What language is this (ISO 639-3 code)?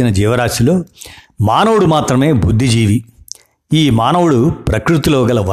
tel